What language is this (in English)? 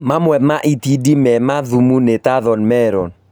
Kikuyu